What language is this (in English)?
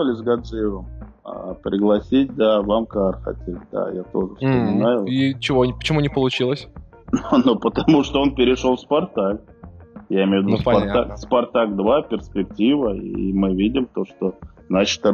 Russian